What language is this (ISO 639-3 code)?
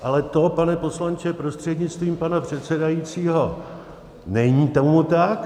ces